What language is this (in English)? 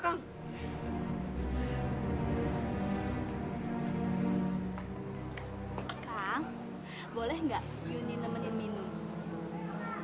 Indonesian